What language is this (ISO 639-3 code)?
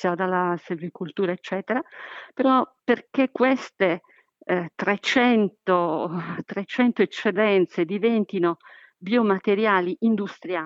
ita